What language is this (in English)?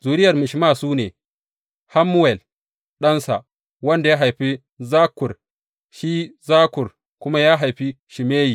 Hausa